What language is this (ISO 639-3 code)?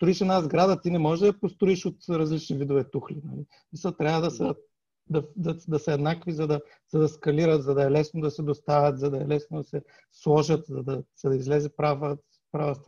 bul